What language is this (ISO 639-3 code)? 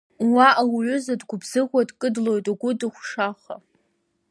abk